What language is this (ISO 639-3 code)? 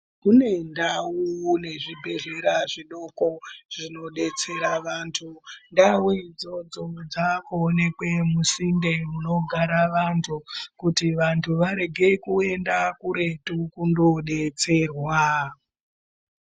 ndc